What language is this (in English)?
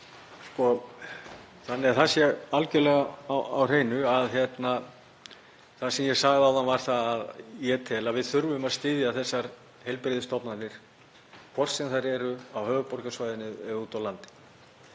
Icelandic